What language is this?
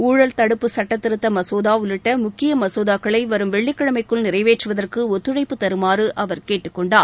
Tamil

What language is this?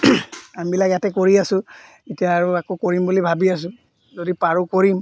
Assamese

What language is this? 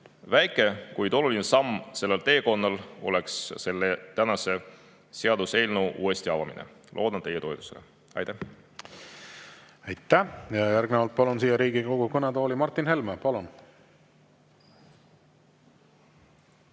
Estonian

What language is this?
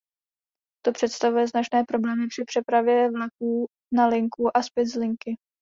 Czech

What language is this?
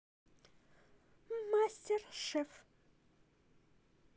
Russian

